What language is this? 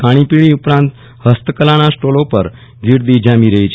Gujarati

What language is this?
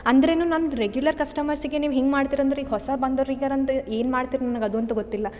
Kannada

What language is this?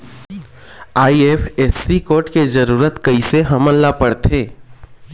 Chhattisgarhi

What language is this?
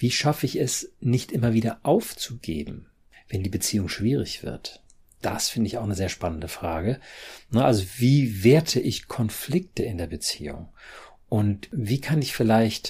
German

